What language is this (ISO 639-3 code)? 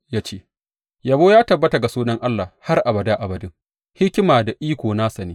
hau